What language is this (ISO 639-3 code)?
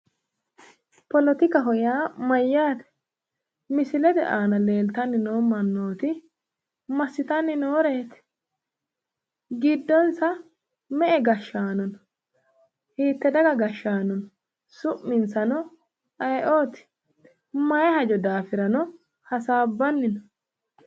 sid